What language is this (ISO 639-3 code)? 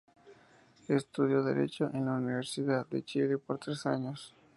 spa